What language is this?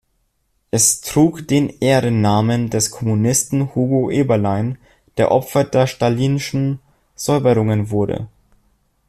German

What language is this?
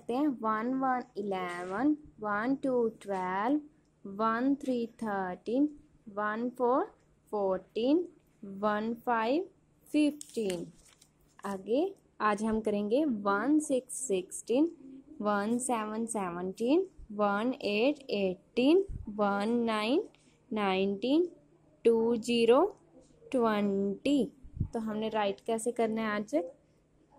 Hindi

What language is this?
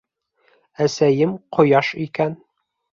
Bashkir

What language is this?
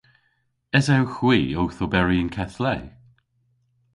Cornish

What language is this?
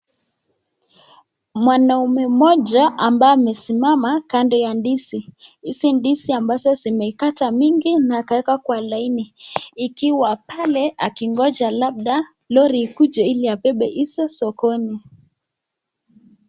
Swahili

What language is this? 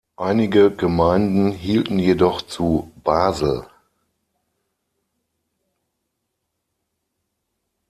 German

